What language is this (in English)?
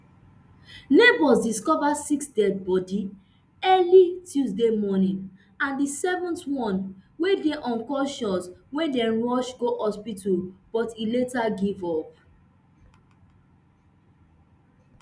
Nigerian Pidgin